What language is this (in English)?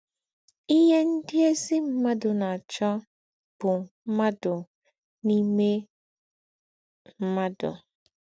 Igbo